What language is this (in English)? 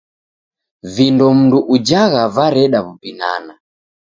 Taita